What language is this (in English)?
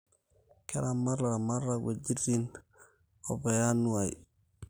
Masai